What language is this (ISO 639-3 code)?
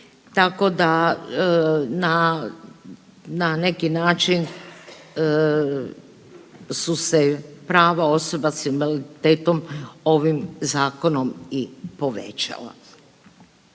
hrv